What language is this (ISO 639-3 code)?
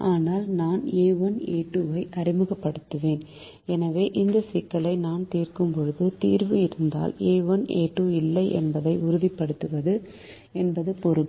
tam